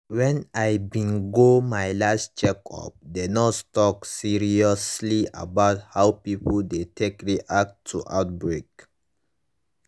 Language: Nigerian Pidgin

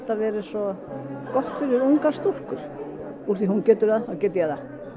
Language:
Icelandic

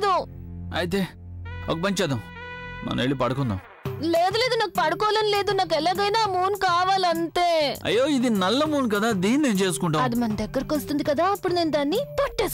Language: Telugu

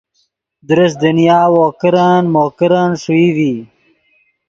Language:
Yidgha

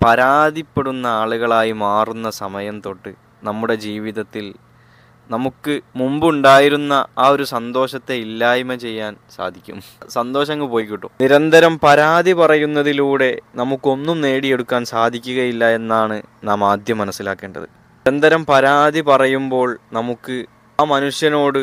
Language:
Malayalam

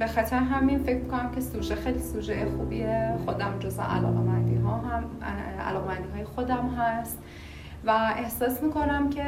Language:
Persian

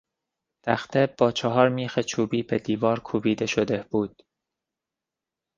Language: Persian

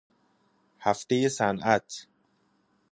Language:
Persian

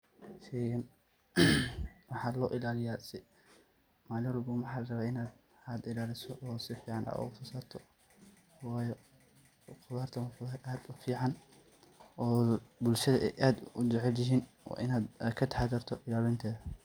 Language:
Somali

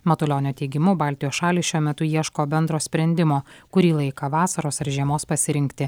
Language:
Lithuanian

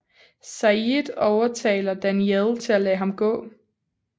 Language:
Danish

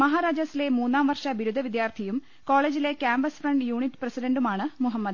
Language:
Malayalam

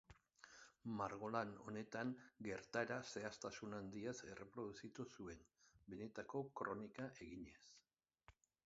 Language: Basque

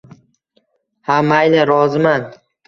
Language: Uzbek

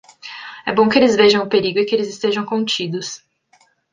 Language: Portuguese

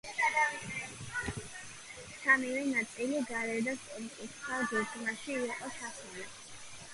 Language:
Georgian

